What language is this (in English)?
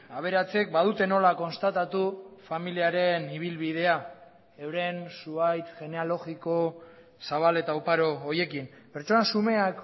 Basque